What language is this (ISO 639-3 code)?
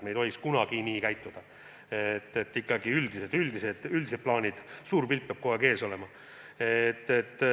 est